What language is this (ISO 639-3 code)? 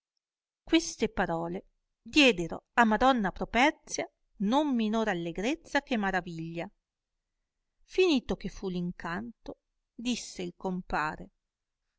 ita